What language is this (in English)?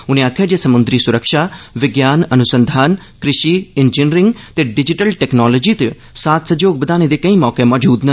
Dogri